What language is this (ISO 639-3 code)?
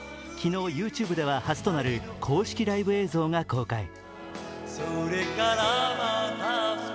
jpn